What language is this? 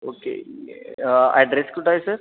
Marathi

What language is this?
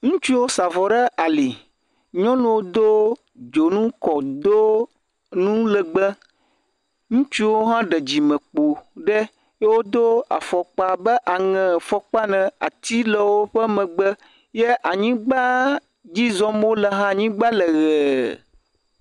Ewe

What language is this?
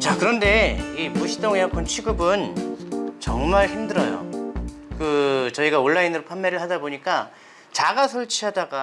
Korean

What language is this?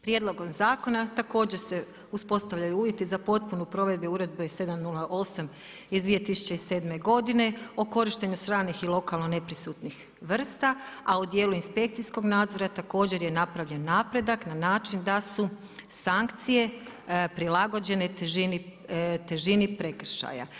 Croatian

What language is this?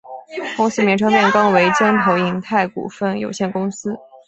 Chinese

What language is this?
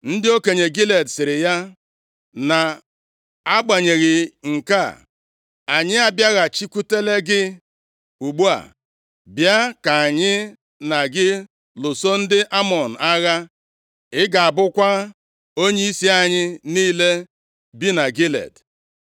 Igbo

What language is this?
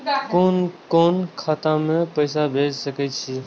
Maithili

